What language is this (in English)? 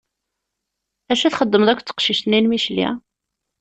Kabyle